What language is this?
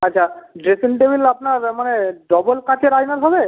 Bangla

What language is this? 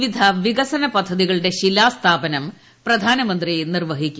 Malayalam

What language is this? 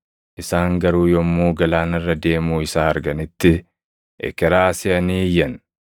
Oromo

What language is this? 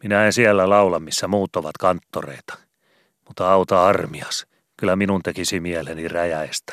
Finnish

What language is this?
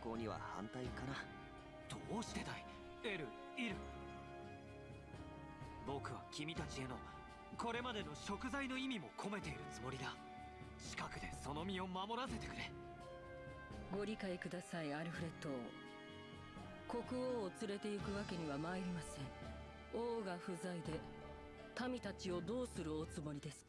German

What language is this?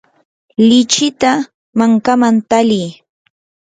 Yanahuanca Pasco Quechua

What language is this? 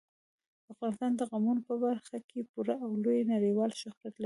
Pashto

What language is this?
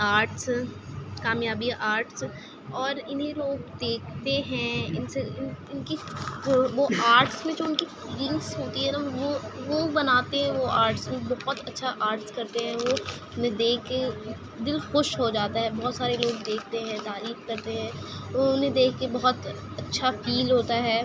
Urdu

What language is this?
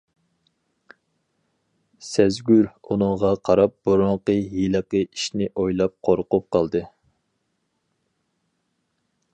Uyghur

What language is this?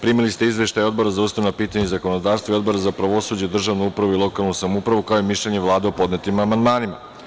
Serbian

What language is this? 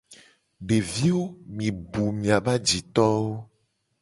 Gen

